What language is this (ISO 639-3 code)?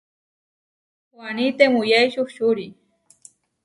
var